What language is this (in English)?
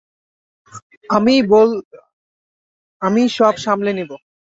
Bangla